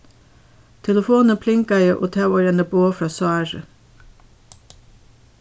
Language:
Faroese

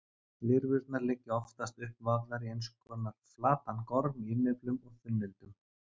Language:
Icelandic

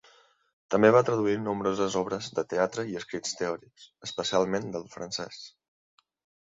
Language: Catalan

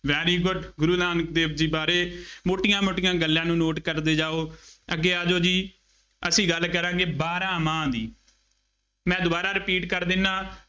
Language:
Punjabi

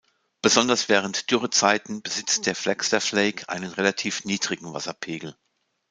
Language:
German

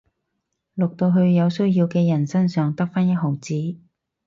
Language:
Cantonese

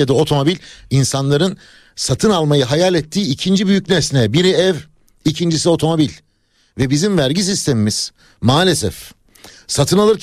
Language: Turkish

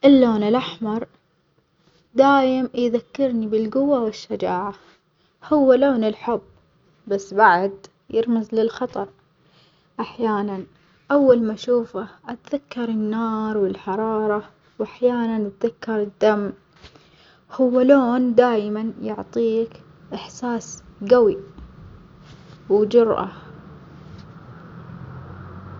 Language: Omani Arabic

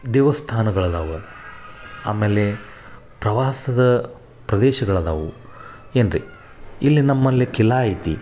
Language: Kannada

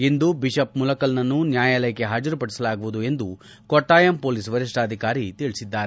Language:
Kannada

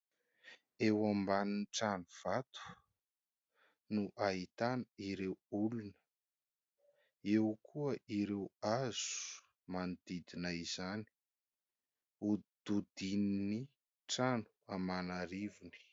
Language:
Malagasy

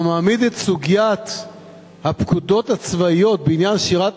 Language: Hebrew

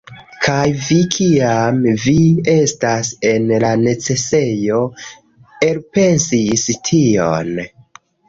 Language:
Esperanto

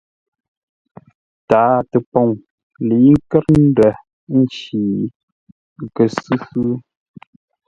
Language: Ngombale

